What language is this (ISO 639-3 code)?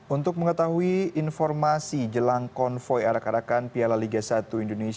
ind